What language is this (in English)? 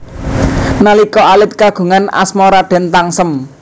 Javanese